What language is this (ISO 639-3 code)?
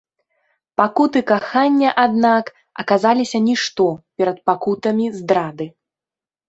bel